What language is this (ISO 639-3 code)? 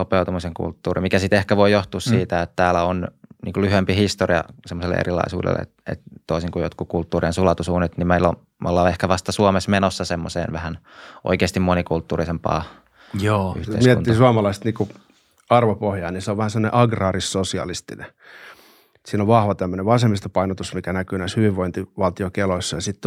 fin